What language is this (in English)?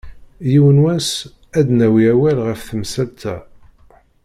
Kabyle